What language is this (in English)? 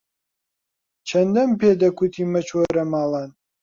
Central Kurdish